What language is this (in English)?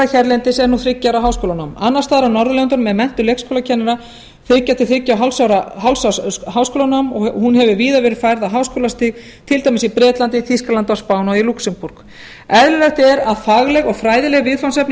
Icelandic